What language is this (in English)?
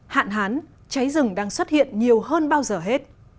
Vietnamese